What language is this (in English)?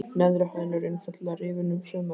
Icelandic